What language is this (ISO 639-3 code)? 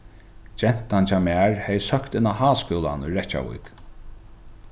fao